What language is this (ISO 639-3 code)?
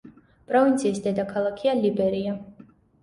kat